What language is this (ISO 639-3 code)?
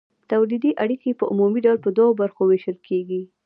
pus